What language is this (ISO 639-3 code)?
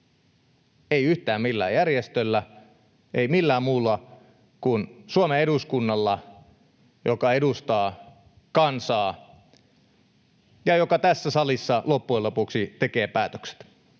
fin